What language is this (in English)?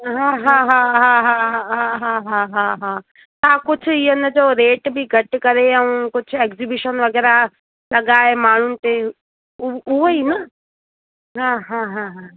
Sindhi